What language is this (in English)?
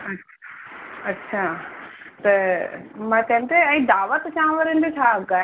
Sindhi